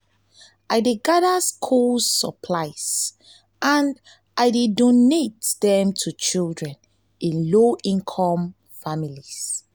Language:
Nigerian Pidgin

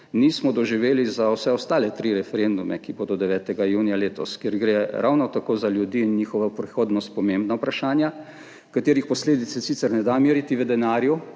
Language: Slovenian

